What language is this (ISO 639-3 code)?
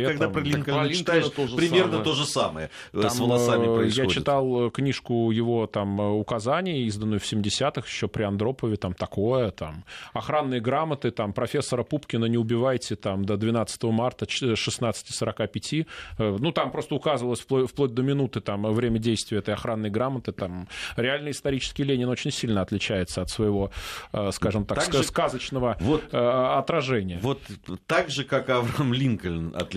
rus